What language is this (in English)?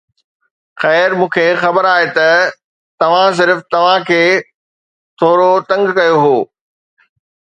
Sindhi